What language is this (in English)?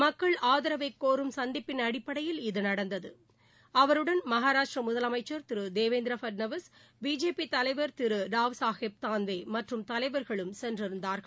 Tamil